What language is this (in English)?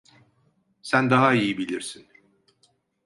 Turkish